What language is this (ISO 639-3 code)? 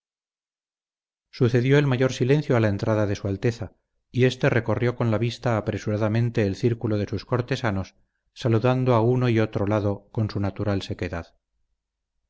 spa